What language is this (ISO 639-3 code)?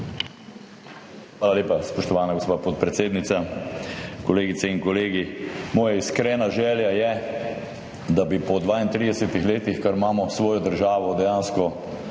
slv